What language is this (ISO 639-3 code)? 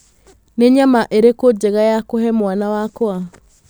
kik